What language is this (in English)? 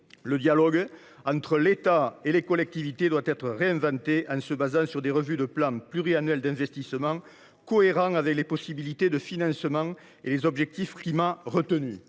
French